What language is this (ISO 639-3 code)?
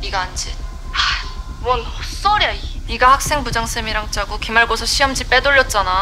kor